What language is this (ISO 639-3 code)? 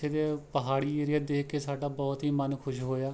pan